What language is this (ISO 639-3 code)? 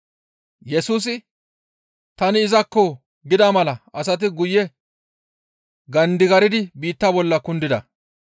gmv